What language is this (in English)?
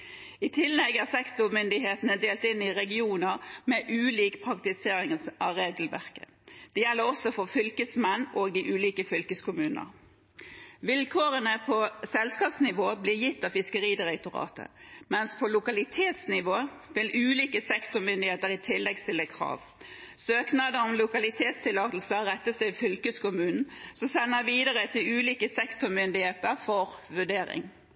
Norwegian Bokmål